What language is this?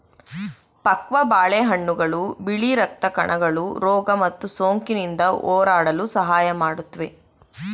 Kannada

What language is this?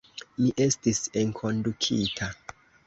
Esperanto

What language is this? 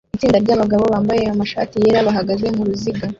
Kinyarwanda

